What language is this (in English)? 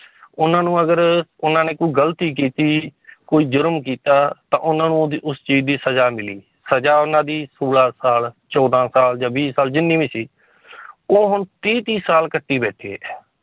Punjabi